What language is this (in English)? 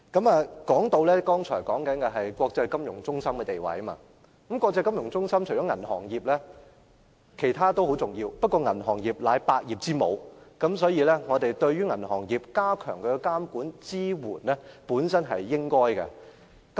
Cantonese